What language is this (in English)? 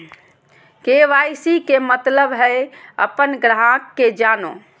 Magahi